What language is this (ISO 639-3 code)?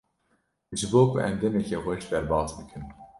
kur